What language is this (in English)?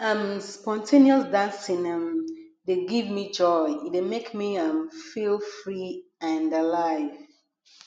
Nigerian Pidgin